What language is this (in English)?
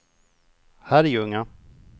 Swedish